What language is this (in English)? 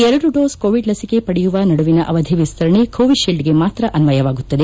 Kannada